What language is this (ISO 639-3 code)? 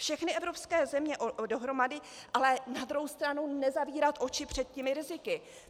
ces